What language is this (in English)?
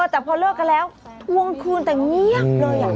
Thai